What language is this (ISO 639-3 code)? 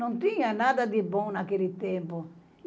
por